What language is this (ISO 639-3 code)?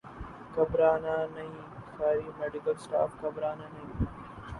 urd